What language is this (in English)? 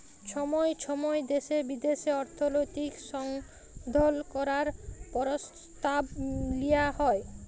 Bangla